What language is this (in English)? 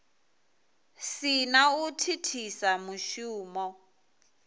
Venda